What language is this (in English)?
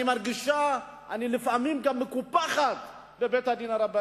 Hebrew